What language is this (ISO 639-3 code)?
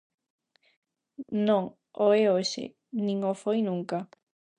glg